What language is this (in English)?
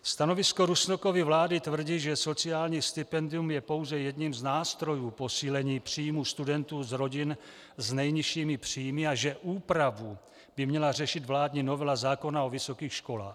Czech